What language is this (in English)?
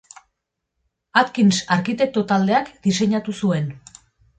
Basque